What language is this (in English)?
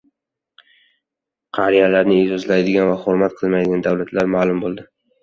Uzbek